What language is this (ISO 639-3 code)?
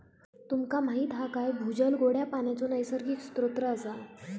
mar